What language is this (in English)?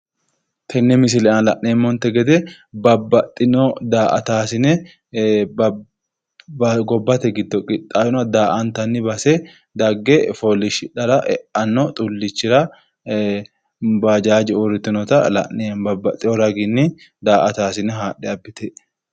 Sidamo